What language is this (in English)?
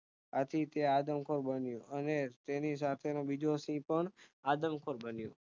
Gujarati